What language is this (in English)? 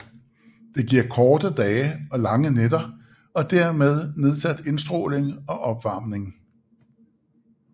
Danish